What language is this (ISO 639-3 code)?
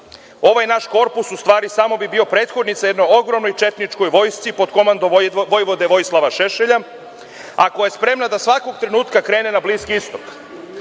srp